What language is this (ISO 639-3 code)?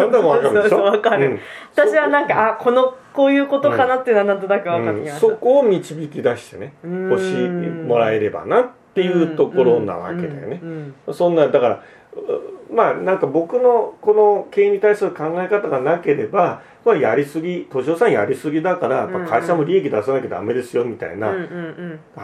jpn